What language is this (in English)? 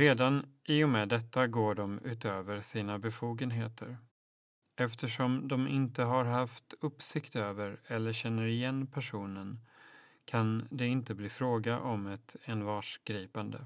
Swedish